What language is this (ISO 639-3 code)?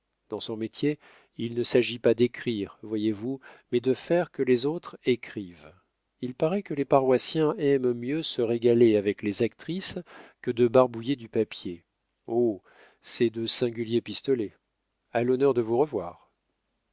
fra